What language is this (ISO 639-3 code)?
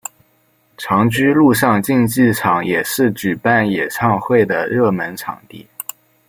zho